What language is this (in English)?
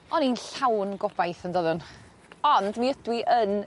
Welsh